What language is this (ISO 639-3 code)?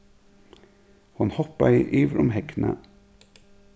fao